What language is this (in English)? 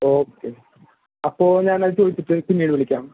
Malayalam